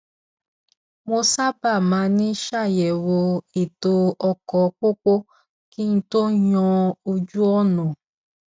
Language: Yoruba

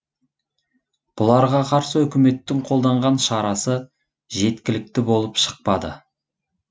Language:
Kazakh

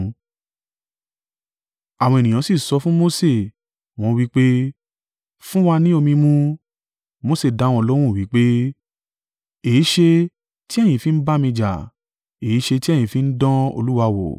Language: Yoruba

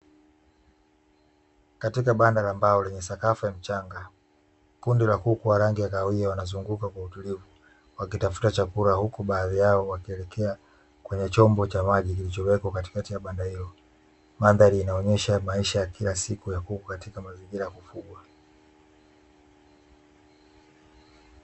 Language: Swahili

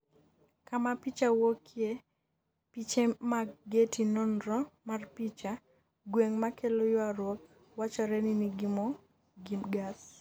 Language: Luo (Kenya and Tanzania)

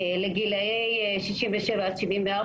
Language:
Hebrew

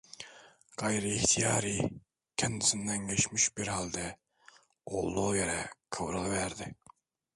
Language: Turkish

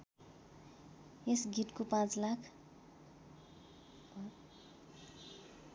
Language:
Nepali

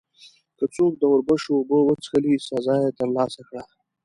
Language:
Pashto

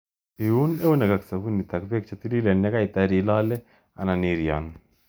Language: Kalenjin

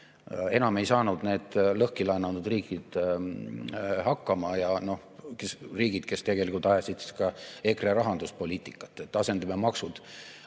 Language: Estonian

